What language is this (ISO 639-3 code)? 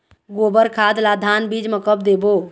hne